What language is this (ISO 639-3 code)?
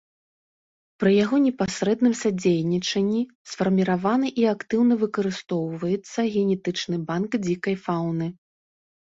bel